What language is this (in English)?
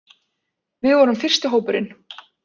Icelandic